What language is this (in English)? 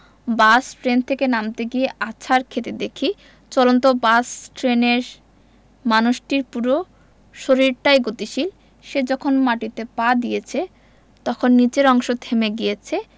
Bangla